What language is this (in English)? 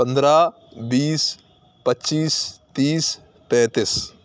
Urdu